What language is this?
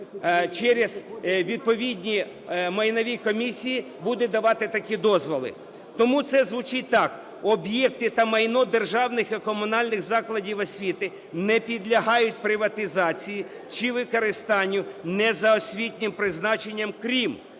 Ukrainian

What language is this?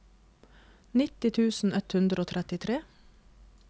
Norwegian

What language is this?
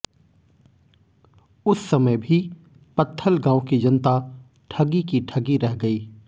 Hindi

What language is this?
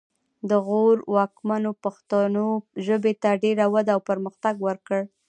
Pashto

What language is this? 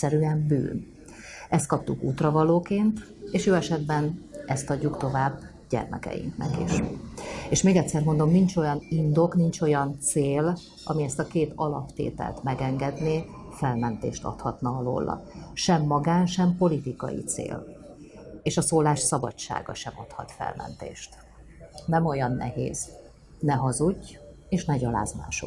Hungarian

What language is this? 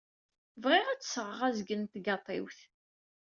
Kabyle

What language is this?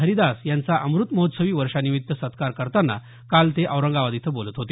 Marathi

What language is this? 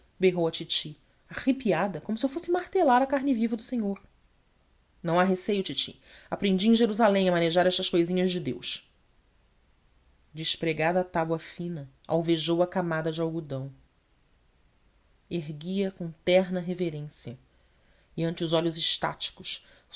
Portuguese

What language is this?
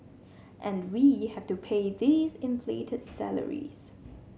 English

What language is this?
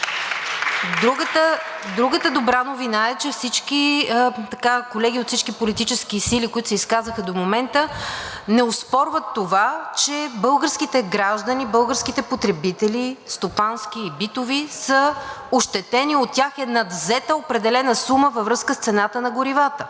Bulgarian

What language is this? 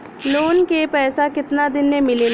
Bhojpuri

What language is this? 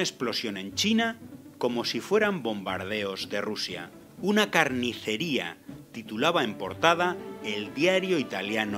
Spanish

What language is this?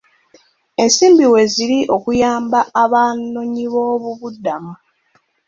Ganda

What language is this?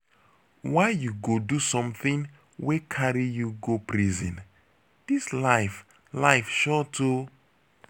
Nigerian Pidgin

